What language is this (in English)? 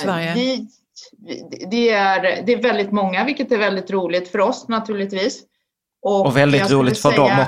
Swedish